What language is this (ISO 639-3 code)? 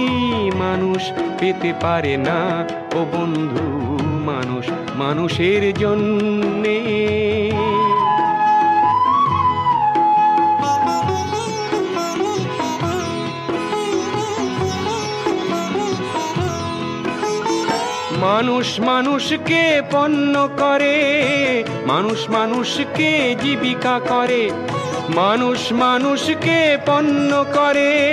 ron